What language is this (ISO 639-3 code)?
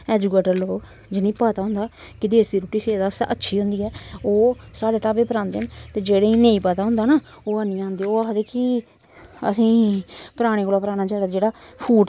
doi